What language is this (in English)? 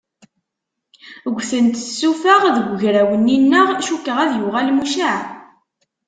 Kabyle